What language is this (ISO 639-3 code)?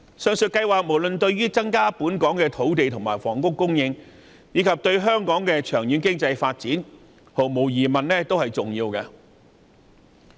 yue